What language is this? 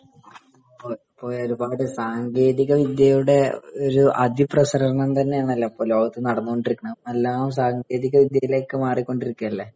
Malayalam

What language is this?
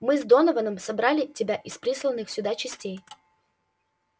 Russian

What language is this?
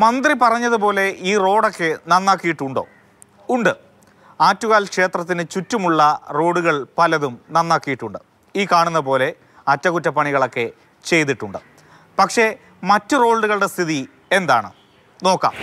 Malayalam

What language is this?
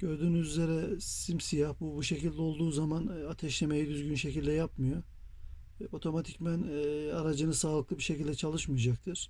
Turkish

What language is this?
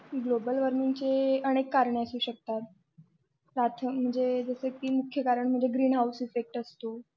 Marathi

